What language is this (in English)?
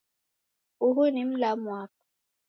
Taita